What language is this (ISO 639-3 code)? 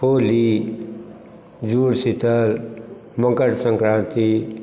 mai